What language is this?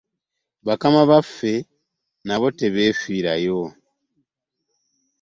Ganda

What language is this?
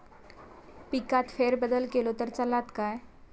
Marathi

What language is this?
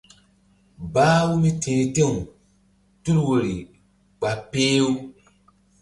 Mbum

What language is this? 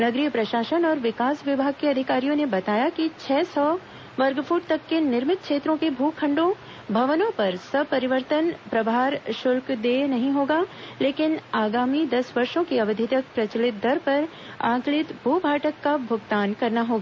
Hindi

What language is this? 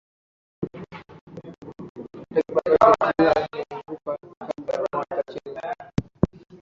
Swahili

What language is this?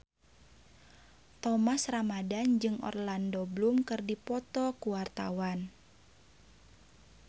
Sundanese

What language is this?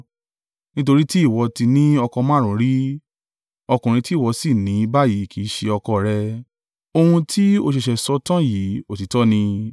Yoruba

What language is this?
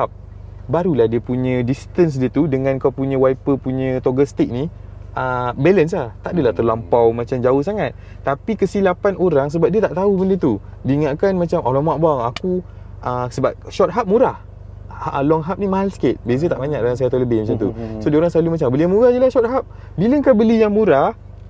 Malay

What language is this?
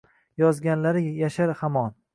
Uzbek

